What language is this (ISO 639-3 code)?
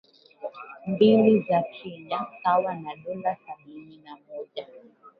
swa